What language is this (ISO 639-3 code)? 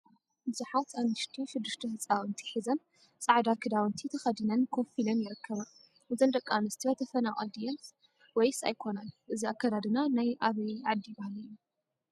tir